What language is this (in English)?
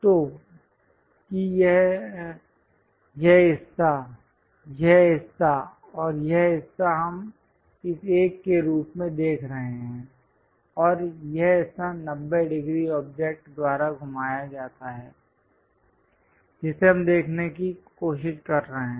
Hindi